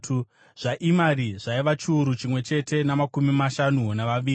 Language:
Shona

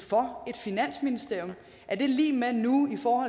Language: Danish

